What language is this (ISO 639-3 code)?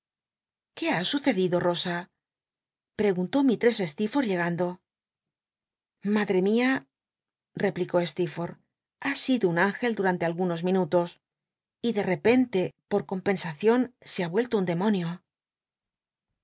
spa